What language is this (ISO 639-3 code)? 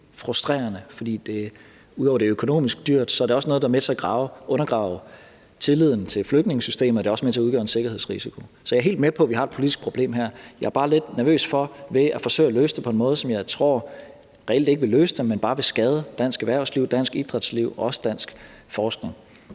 dan